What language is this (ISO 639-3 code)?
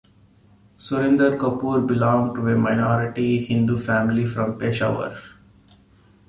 eng